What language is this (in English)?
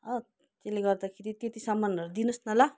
Nepali